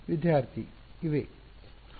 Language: Kannada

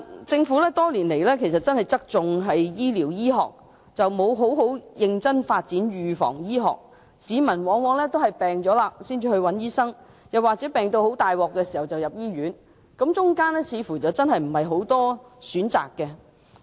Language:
Cantonese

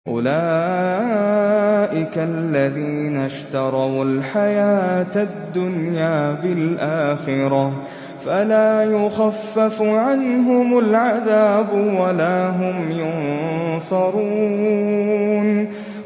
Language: Arabic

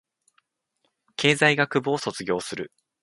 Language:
Japanese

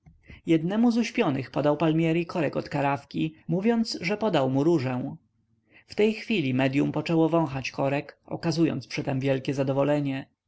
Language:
Polish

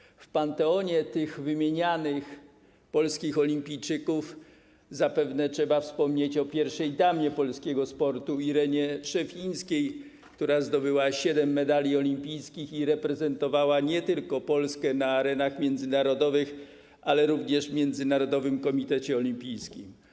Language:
Polish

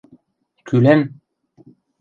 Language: Western Mari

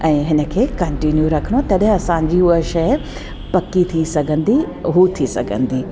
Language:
Sindhi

